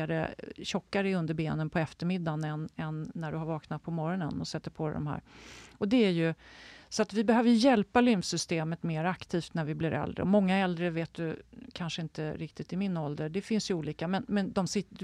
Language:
Swedish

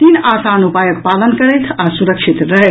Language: Maithili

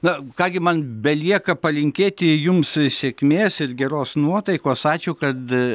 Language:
Lithuanian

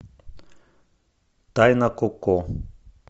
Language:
Russian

